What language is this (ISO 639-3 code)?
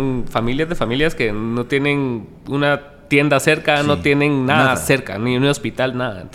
spa